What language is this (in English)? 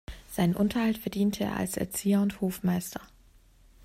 German